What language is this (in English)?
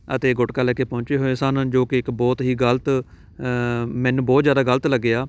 Punjabi